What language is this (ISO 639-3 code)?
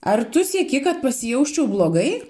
lit